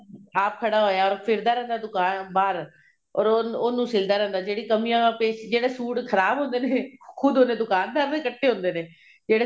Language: Punjabi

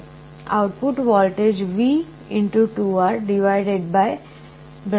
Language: Gujarati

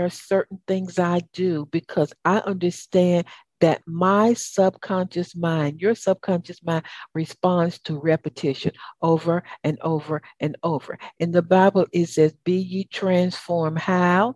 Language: English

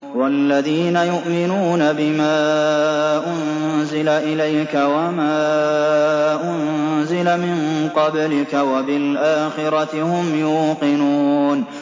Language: Arabic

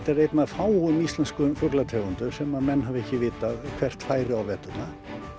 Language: Icelandic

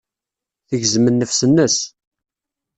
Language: Kabyle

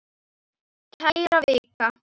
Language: Icelandic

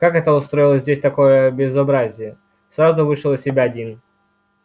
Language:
Russian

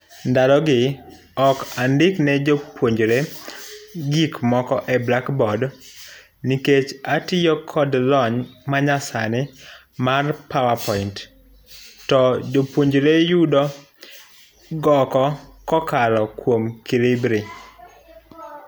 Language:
Luo (Kenya and Tanzania)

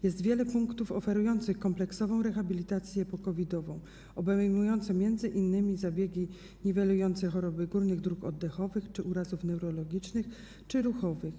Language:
Polish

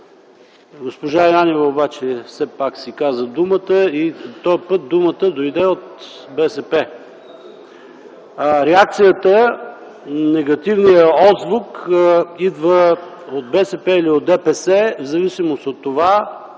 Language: Bulgarian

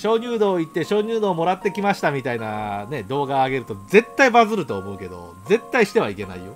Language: Japanese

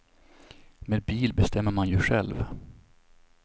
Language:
Swedish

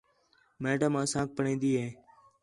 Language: Khetrani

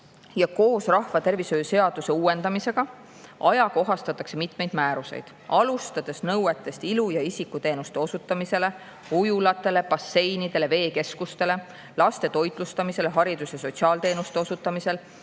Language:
Estonian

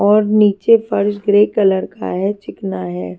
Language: Hindi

